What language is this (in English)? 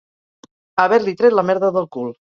Catalan